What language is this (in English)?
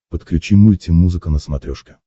Russian